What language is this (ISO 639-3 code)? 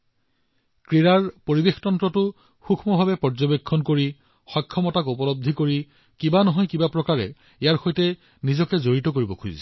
asm